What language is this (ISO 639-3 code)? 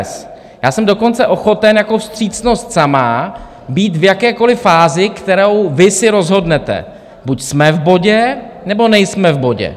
ces